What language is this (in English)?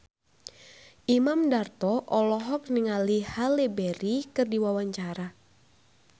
Sundanese